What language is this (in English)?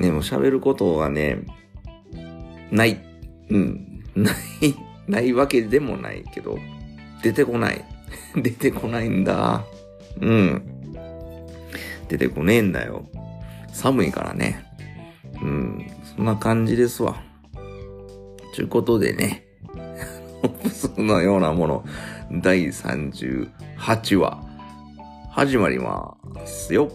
Japanese